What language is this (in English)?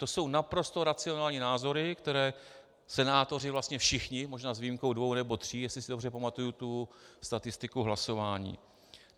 Czech